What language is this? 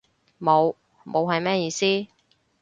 Cantonese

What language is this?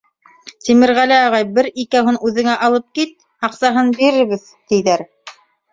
Bashkir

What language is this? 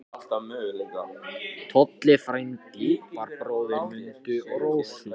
Icelandic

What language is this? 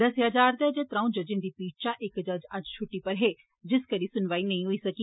Dogri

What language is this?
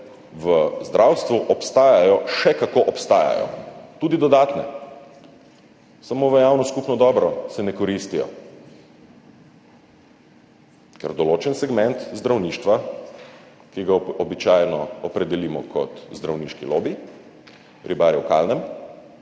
Slovenian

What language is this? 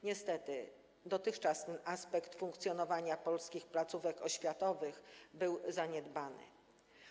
Polish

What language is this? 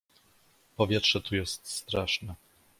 Polish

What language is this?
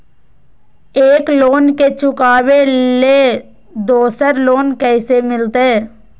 Magahi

